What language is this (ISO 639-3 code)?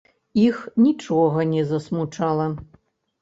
bel